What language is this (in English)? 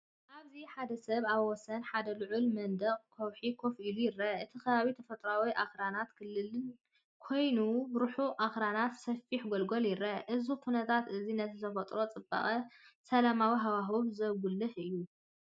Tigrinya